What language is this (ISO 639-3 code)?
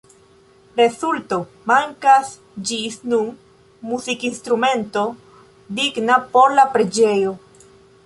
epo